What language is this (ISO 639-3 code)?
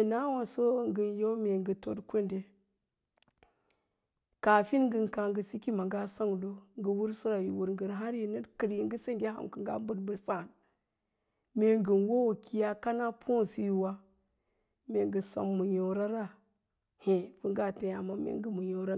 lla